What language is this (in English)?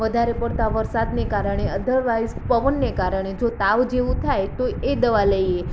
Gujarati